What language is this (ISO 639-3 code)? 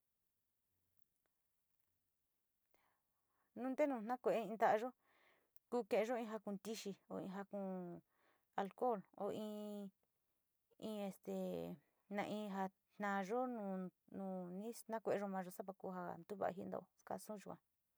xti